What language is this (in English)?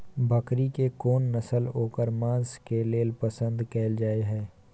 Maithili